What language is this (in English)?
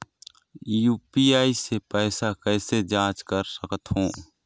Chhattisgarhi